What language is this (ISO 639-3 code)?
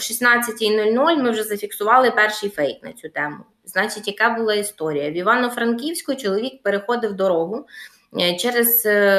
ukr